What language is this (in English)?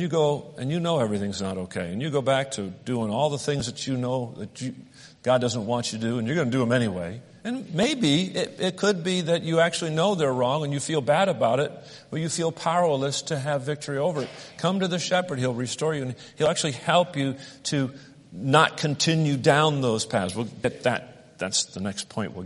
English